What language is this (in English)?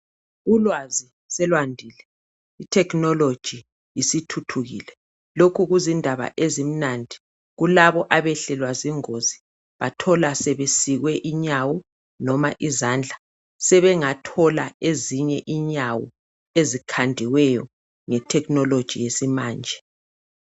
North Ndebele